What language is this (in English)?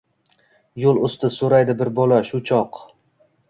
Uzbek